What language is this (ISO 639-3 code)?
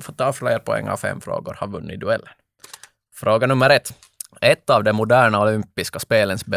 swe